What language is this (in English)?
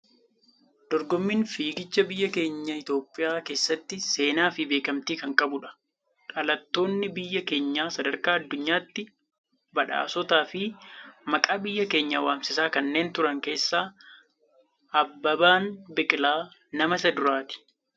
Oromo